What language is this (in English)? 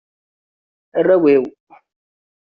Kabyle